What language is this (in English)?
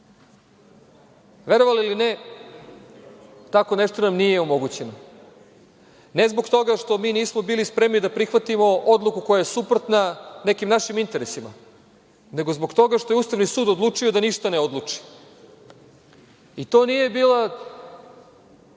Serbian